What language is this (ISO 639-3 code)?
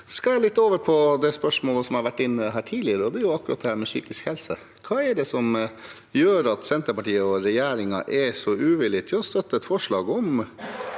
nor